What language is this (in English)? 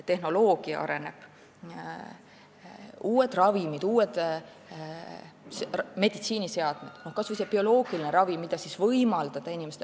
Estonian